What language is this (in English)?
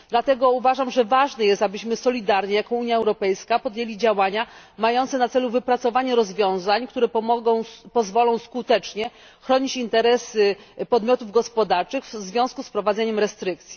Polish